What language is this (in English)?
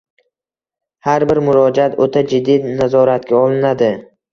Uzbek